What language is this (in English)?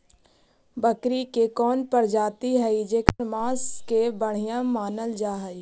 Magahi